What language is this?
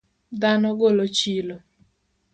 Luo (Kenya and Tanzania)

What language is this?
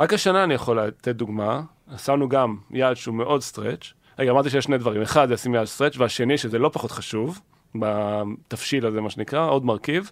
Hebrew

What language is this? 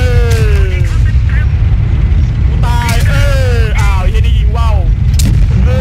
Thai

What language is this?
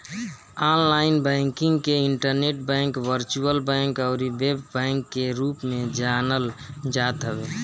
Bhojpuri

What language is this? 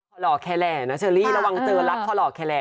Thai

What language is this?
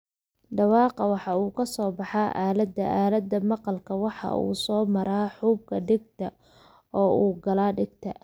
Somali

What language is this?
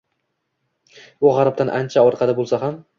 Uzbek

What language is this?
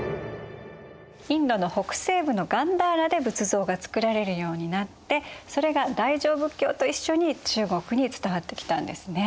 Japanese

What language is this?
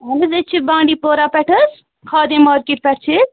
Kashmiri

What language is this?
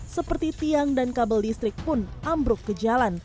Indonesian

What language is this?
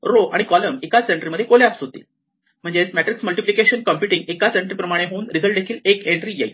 Marathi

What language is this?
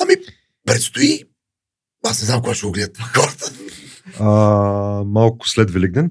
Bulgarian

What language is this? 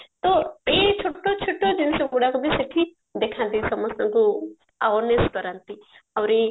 Odia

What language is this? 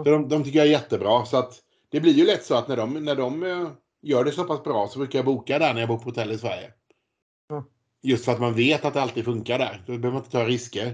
Swedish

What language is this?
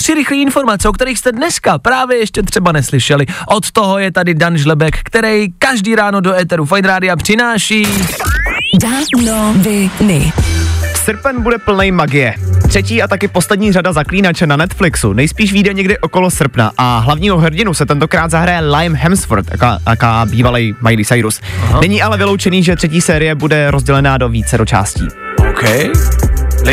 Czech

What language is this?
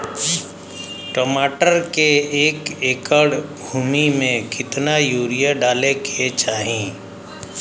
Bhojpuri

